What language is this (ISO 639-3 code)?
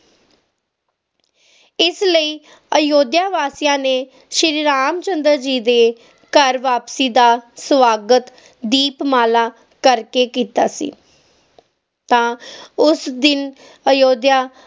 pan